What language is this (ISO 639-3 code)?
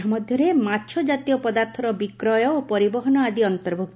ori